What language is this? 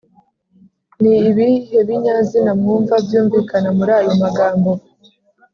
Kinyarwanda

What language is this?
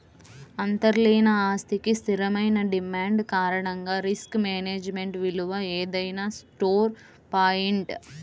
Telugu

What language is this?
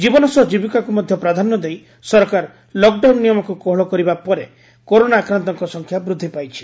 Odia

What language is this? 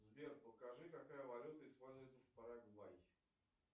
Russian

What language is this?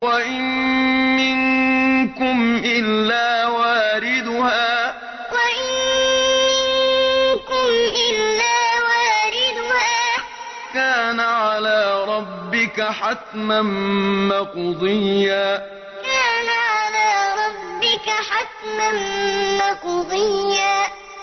Arabic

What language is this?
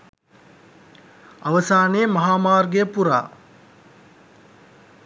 Sinhala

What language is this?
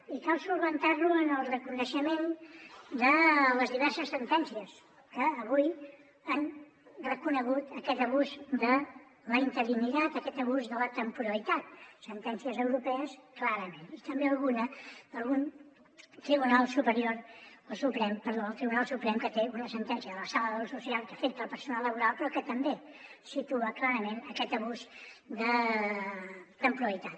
Catalan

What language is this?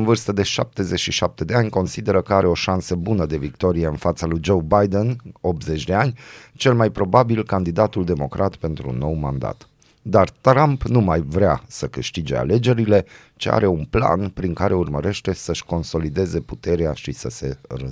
Romanian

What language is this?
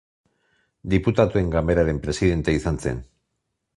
Basque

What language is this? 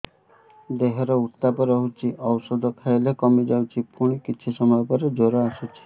Odia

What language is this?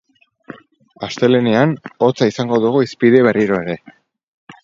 Basque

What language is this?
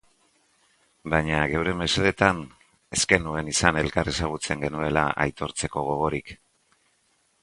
Basque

